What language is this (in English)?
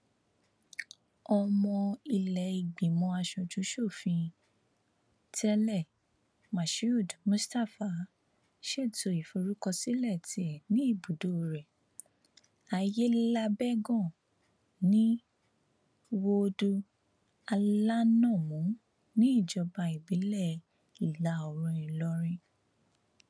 Yoruba